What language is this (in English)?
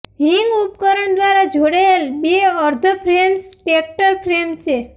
Gujarati